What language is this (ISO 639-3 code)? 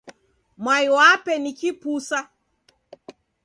dav